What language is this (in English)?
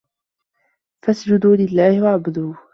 Arabic